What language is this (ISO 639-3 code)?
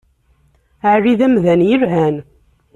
kab